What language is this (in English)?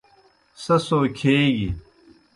Kohistani Shina